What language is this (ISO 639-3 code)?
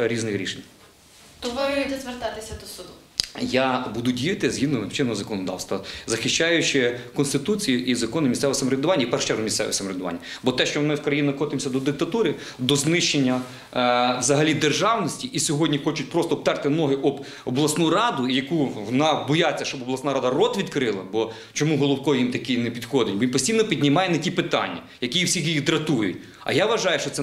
ukr